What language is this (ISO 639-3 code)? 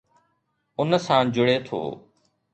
snd